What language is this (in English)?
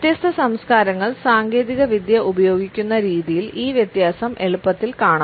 Malayalam